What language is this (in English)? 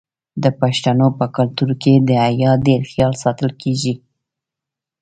Pashto